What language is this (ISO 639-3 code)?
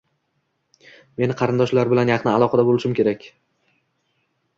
uzb